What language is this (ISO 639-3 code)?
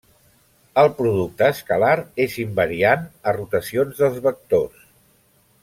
cat